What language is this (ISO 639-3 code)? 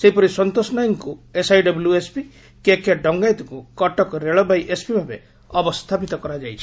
ori